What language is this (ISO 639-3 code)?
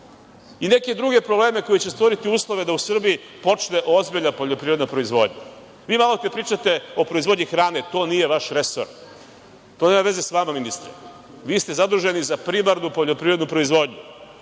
srp